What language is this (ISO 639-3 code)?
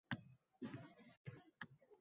uzb